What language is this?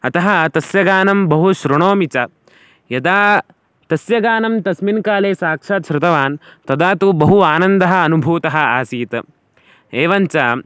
Sanskrit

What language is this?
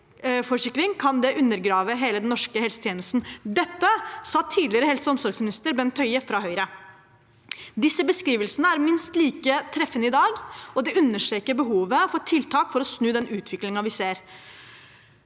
Norwegian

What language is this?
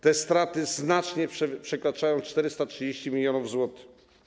Polish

